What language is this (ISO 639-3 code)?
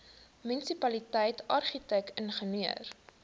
afr